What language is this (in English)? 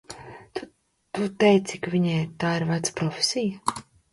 Latvian